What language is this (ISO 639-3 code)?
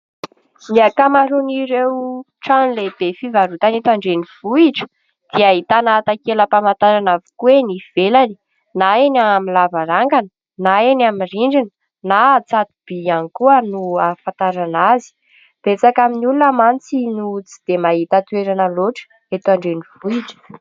mlg